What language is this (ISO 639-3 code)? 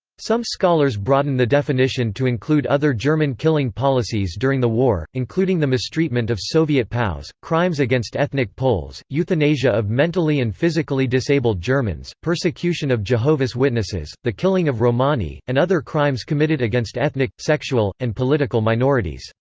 eng